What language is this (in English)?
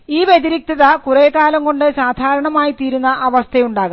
Malayalam